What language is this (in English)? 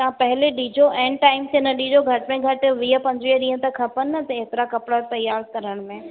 Sindhi